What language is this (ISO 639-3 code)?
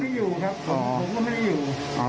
tha